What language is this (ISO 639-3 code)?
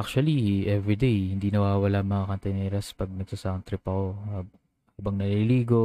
fil